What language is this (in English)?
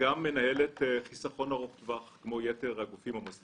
Hebrew